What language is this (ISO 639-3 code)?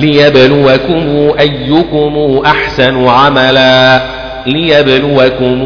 ara